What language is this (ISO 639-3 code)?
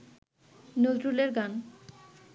ben